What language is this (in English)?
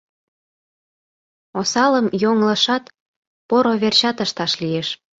Mari